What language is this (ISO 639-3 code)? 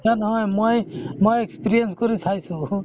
asm